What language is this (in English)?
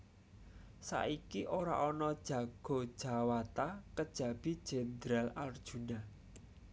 Javanese